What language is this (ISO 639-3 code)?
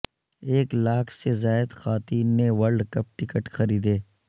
urd